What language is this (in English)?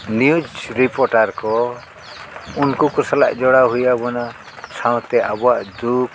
Santali